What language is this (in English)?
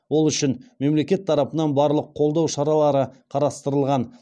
Kazakh